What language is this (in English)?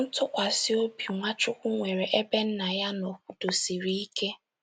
Igbo